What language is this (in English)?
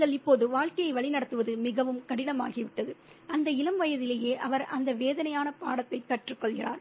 Tamil